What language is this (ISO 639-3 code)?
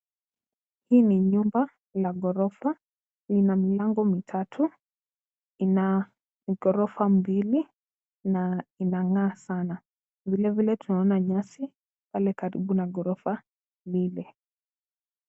swa